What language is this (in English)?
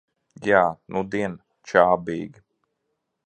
Latvian